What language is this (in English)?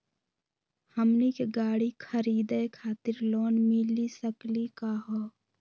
Magahi